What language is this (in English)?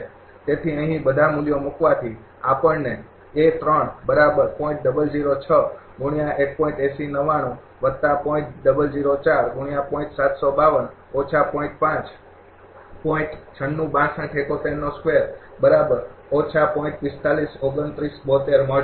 Gujarati